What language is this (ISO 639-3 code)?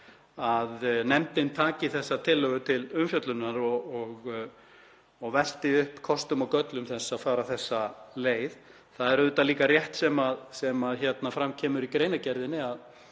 isl